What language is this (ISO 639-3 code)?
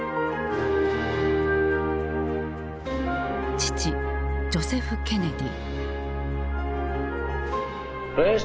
jpn